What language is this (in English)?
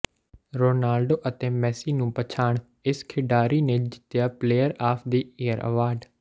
Punjabi